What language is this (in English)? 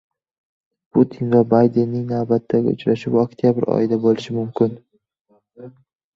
Uzbek